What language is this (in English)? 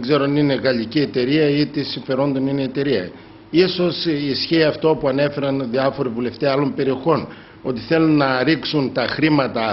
Greek